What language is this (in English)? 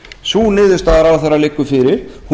Icelandic